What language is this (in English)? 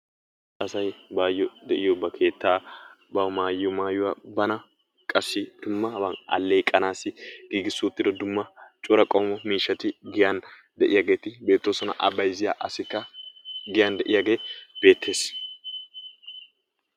Wolaytta